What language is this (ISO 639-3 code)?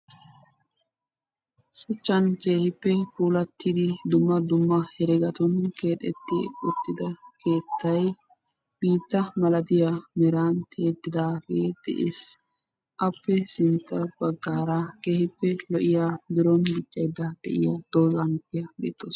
wal